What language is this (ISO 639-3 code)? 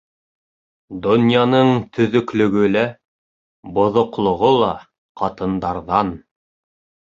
bak